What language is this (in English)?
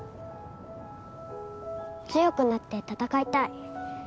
Japanese